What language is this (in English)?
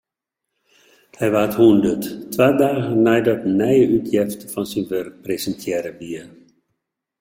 Western Frisian